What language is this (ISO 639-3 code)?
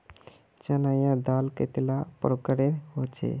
mag